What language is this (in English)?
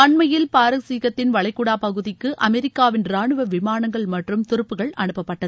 Tamil